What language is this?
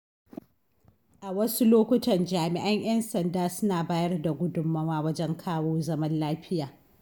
Hausa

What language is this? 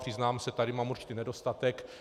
Czech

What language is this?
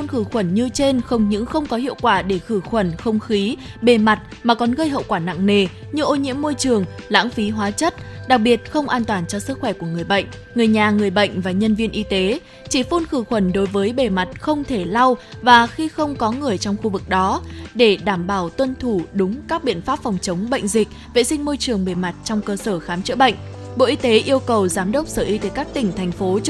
Vietnamese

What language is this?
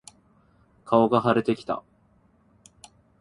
Japanese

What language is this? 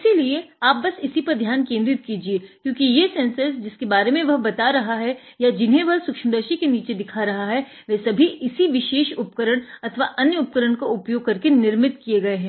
Hindi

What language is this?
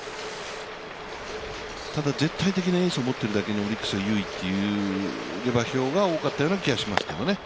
Japanese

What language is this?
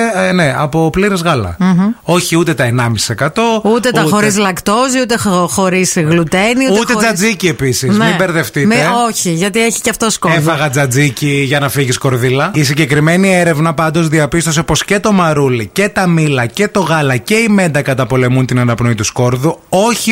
Greek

